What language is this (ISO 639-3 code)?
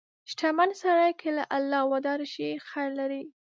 pus